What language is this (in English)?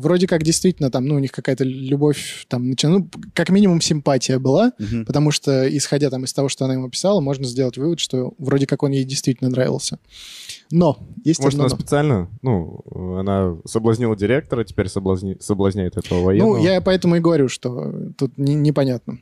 Russian